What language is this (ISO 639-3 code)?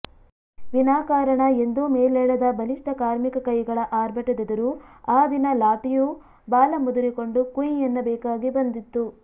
kan